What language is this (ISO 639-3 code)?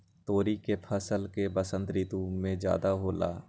mag